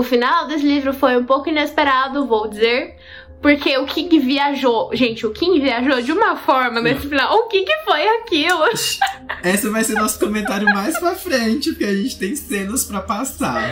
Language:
Portuguese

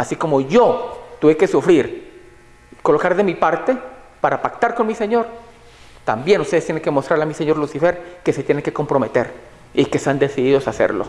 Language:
Spanish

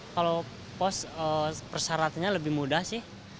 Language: Indonesian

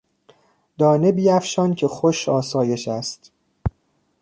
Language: Persian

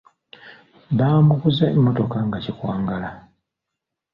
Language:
Ganda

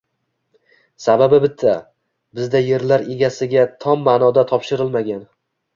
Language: Uzbek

